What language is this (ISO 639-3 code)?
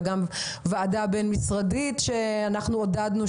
heb